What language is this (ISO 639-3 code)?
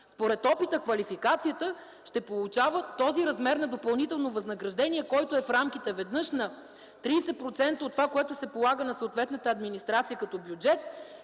bul